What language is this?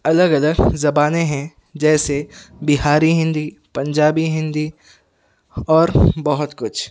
Urdu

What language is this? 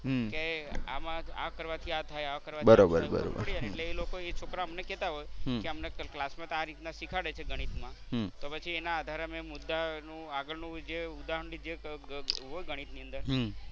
Gujarati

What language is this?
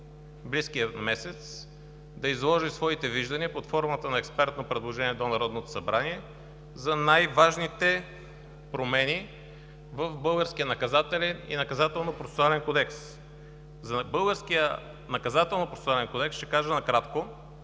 Bulgarian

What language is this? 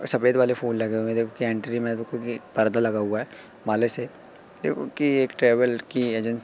Hindi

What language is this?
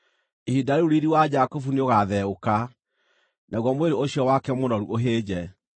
Kikuyu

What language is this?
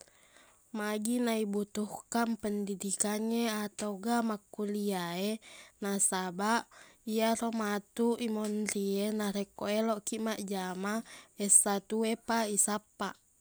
Buginese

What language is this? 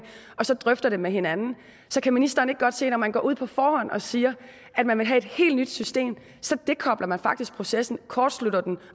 Danish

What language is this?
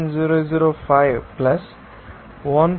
Telugu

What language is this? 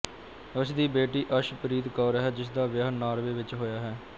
Punjabi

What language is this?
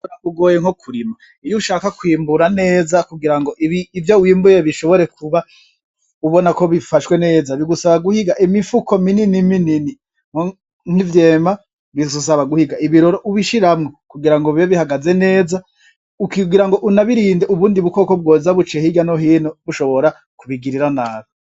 Rundi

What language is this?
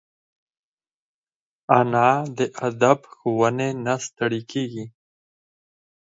Pashto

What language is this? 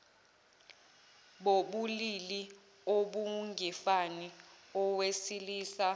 Zulu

